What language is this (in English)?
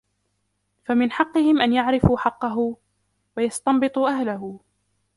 Arabic